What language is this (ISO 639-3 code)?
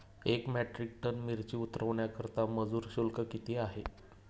mar